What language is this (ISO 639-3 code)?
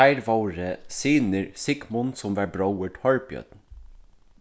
fao